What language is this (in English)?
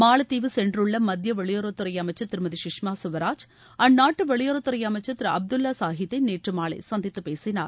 Tamil